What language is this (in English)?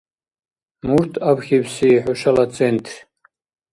Dargwa